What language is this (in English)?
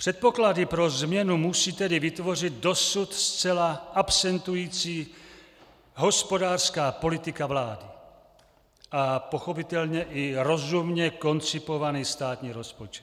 Czech